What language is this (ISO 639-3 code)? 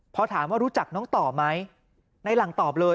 tha